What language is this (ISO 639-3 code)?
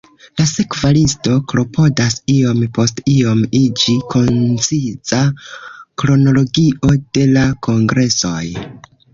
epo